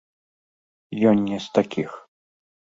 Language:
Belarusian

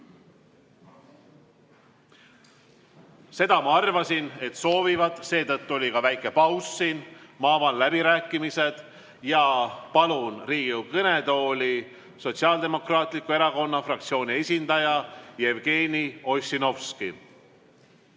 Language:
Estonian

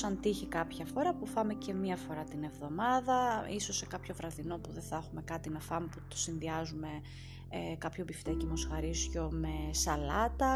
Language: Greek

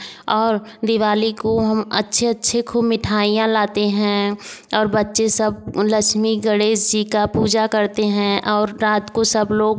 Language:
Hindi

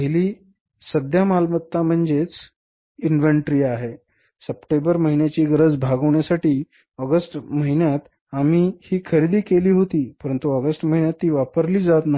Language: Marathi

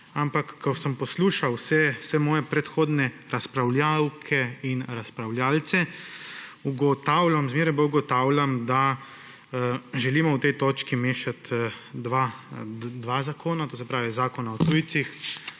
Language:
Slovenian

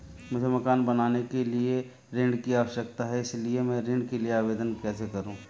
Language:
Hindi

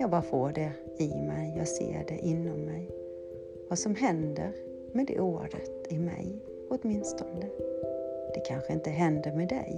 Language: Swedish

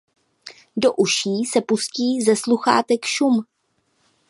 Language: Czech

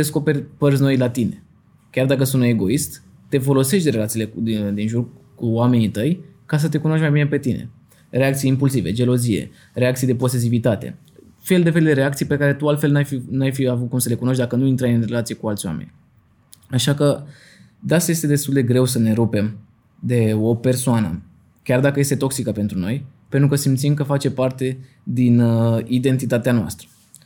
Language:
Romanian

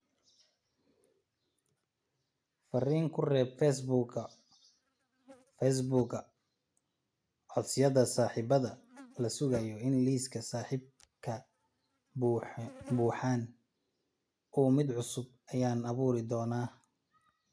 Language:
Somali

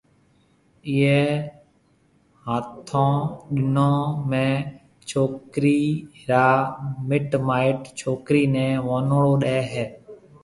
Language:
Marwari (Pakistan)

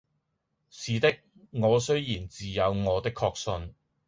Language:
Cantonese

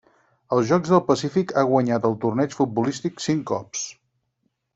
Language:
Catalan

